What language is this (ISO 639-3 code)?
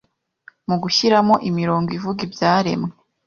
kin